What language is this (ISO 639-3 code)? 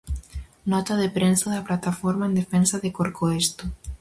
glg